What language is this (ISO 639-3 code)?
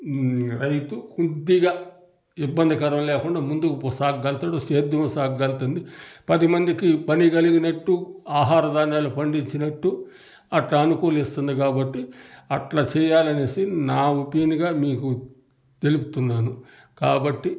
tel